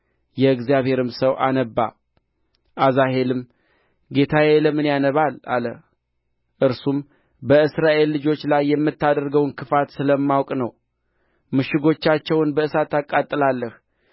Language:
Amharic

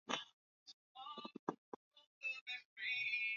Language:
Swahili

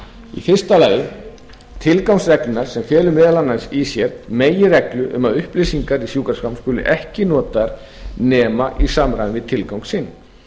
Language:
Icelandic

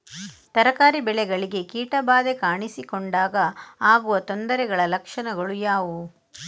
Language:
Kannada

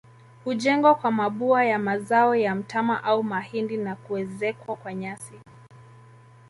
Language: Swahili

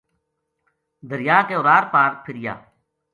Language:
Gujari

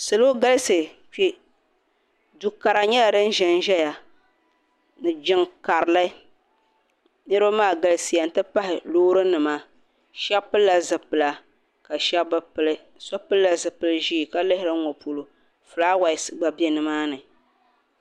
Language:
Dagbani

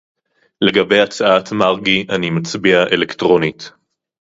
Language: Hebrew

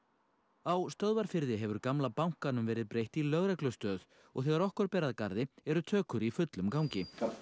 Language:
Icelandic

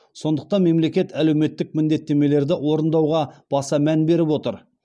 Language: Kazakh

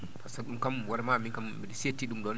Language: Fula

